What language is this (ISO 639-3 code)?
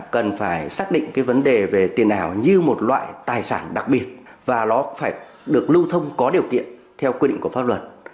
vie